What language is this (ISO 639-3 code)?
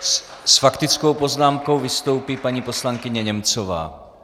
ces